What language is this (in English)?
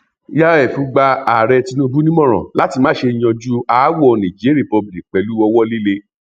Yoruba